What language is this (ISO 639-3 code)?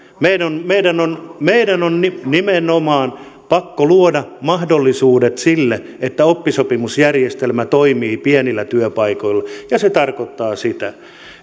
fin